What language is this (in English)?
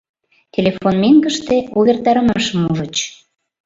Mari